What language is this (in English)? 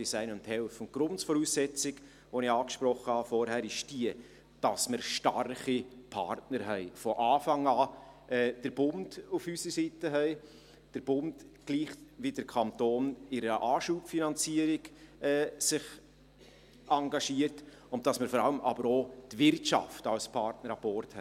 Swiss German